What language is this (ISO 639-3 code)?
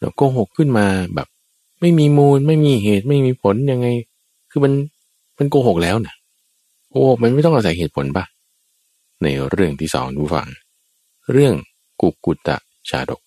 tha